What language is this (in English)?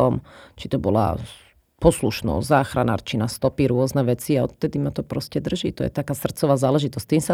Slovak